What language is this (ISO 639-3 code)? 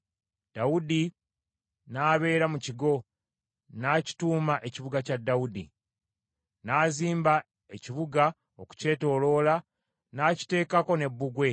lug